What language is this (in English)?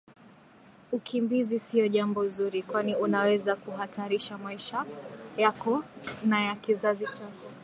Swahili